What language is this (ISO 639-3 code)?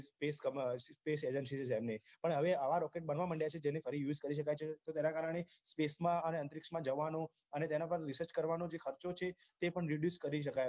guj